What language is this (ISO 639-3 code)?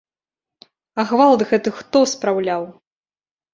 bel